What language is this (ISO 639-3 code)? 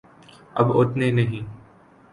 urd